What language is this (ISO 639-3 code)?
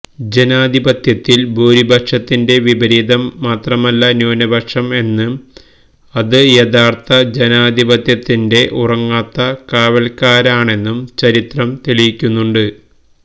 mal